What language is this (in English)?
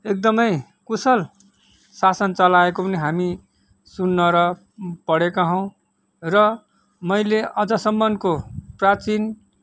Nepali